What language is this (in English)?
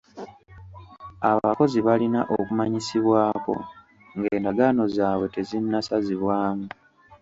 Ganda